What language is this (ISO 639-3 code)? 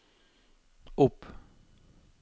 nor